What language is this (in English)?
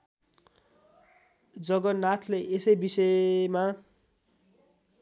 Nepali